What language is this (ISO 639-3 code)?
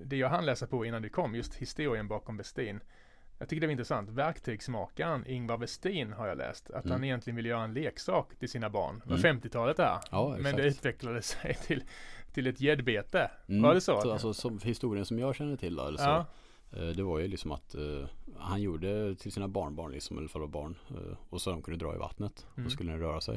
swe